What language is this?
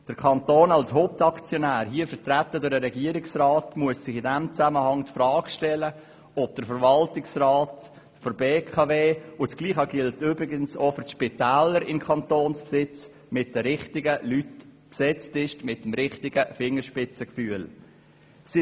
Swiss German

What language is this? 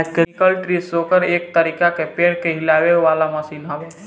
Bhojpuri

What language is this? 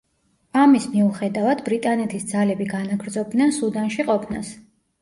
Georgian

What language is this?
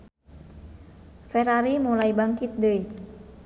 Sundanese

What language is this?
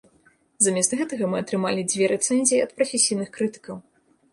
Belarusian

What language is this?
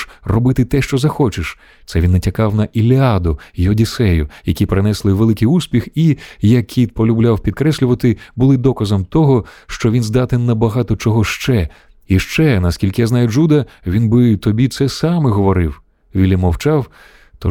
Ukrainian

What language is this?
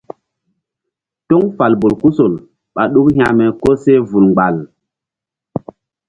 Mbum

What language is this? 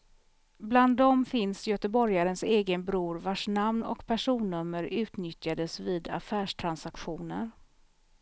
Swedish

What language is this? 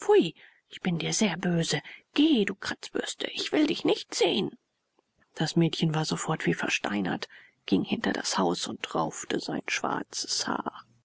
German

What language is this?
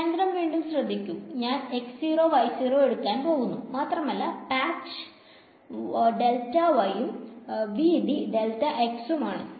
Malayalam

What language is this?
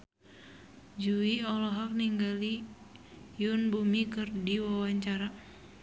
Sundanese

